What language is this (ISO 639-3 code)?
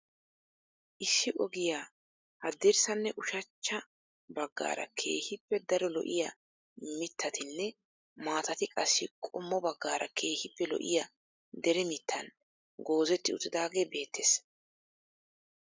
wal